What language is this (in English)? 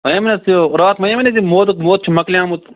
Kashmiri